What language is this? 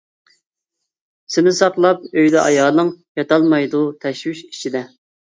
Uyghur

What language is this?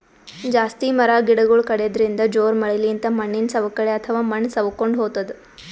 Kannada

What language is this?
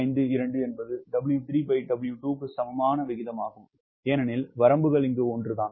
Tamil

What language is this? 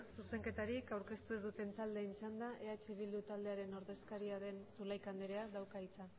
Basque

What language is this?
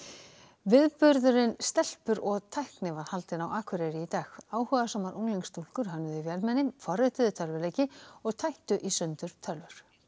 Icelandic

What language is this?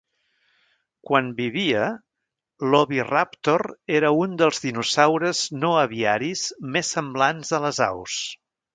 Catalan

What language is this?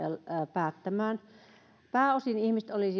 Finnish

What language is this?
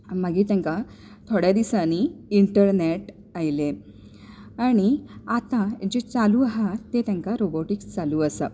Konkani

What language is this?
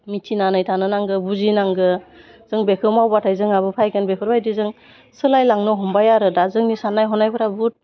Bodo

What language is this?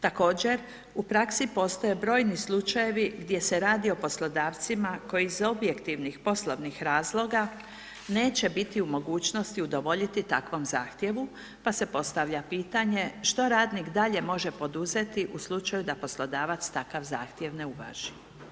Croatian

